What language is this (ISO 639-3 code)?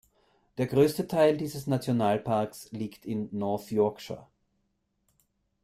deu